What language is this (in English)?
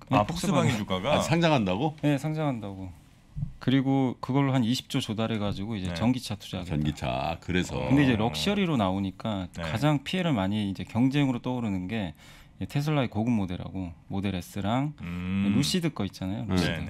Korean